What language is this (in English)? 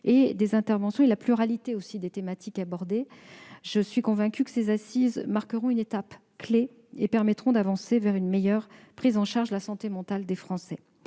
French